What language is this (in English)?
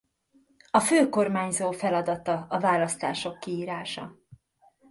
Hungarian